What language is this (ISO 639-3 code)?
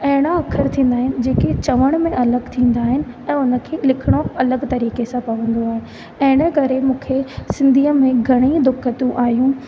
snd